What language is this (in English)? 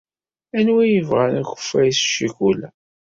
Kabyle